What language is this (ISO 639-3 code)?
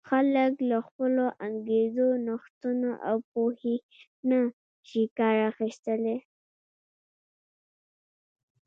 pus